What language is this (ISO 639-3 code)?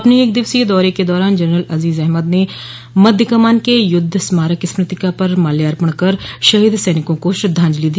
hin